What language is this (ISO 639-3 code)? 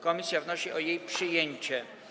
pol